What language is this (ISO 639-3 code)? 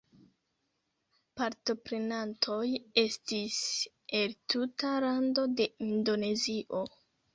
epo